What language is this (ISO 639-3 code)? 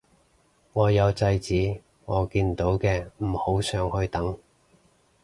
yue